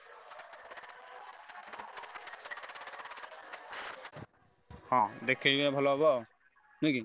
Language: Odia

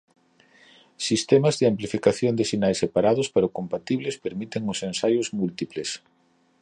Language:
Galician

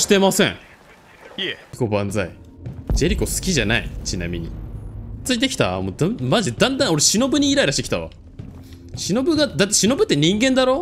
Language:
Japanese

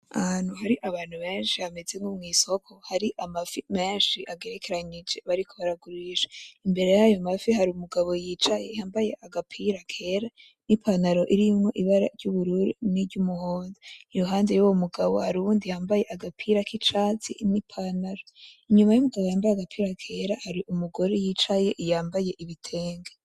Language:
Rundi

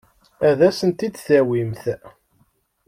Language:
Kabyle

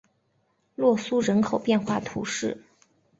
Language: Chinese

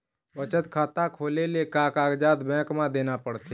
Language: Chhattisgarhi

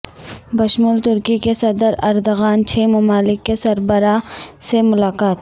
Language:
Urdu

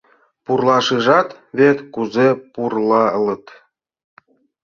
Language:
Mari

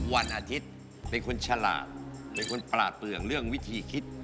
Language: Thai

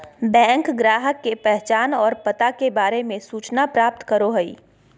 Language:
Magahi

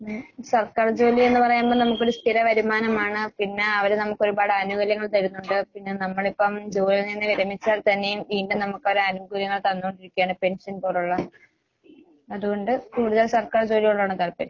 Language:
Malayalam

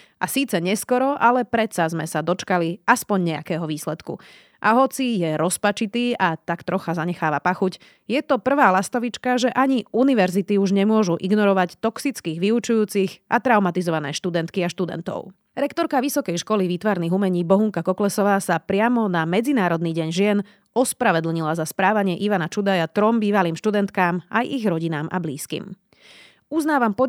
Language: Slovak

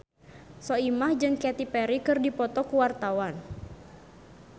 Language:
Sundanese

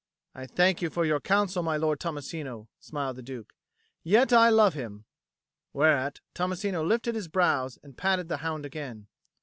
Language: English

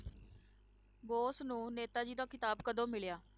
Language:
Punjabi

